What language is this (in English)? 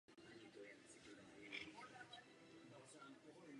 Czech